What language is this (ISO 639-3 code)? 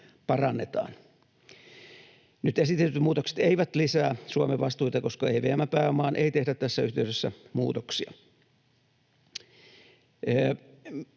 fin